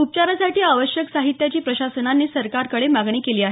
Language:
Marathi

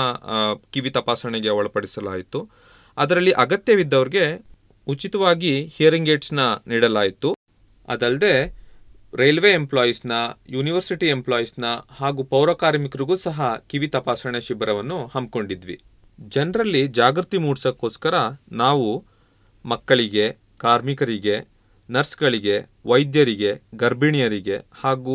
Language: Kannada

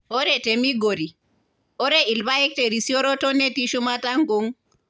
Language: Masai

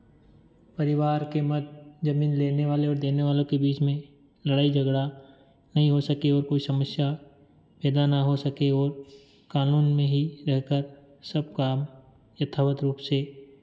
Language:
Hindi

